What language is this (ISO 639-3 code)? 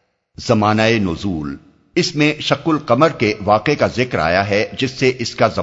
urd